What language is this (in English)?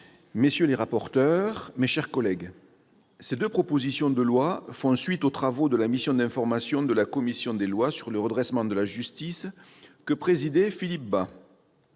French